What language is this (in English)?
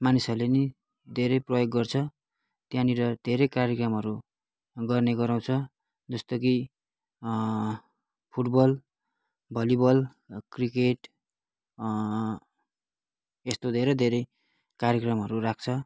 Nepali